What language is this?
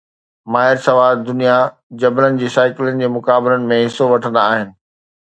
Sindhi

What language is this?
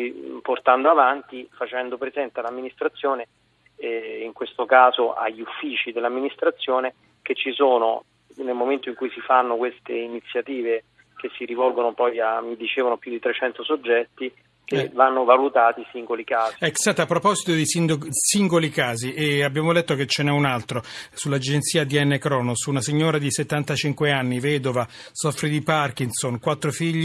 Italian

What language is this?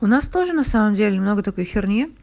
Russian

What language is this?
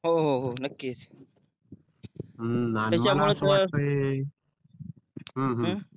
Marathi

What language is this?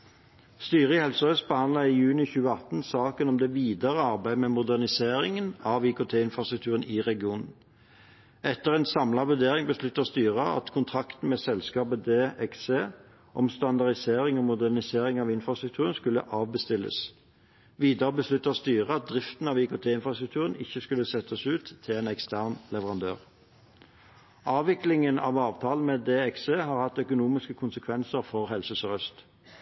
Norwegian Bokmål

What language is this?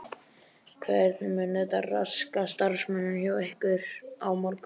Icelandic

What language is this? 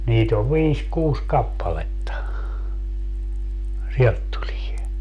Finnish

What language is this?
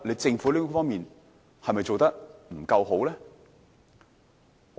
Cantonese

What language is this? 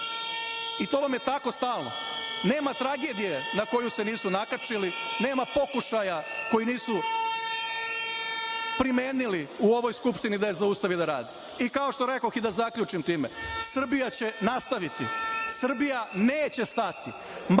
Serbian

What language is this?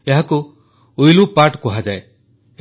Odia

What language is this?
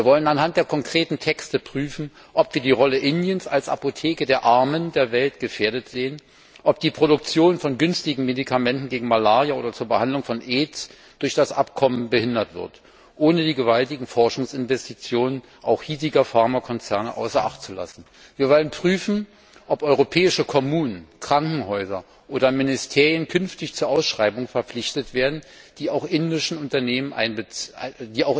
German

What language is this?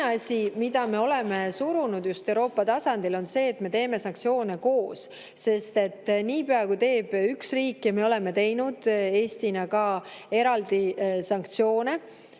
Estonian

